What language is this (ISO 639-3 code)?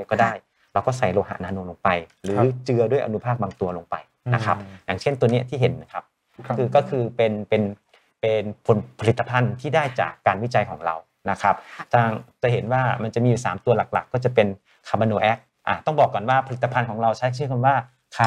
tha